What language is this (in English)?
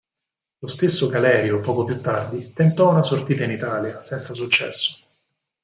Italian